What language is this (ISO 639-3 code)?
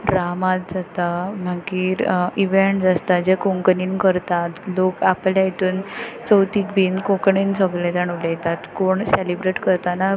kok